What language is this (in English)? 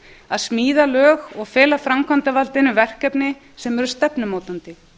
Icelandic